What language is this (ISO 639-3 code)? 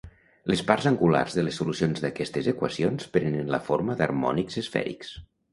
cat